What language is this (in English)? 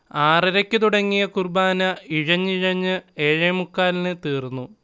Malayalam